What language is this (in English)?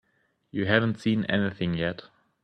English